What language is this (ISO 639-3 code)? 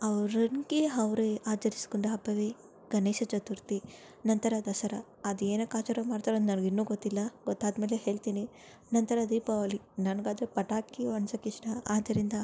kan